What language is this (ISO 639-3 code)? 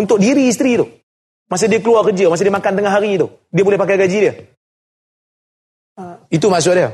msa